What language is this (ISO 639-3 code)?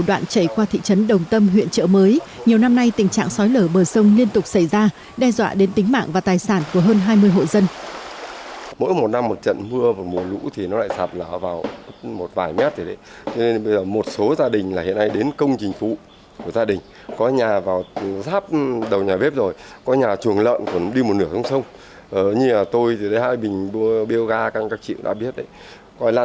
vie